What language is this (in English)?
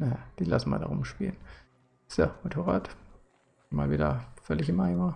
German